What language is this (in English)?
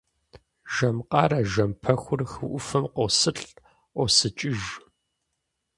Kabardian